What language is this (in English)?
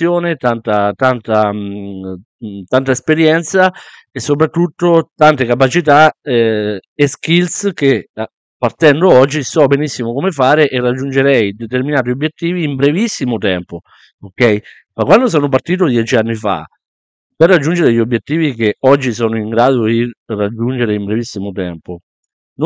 Italian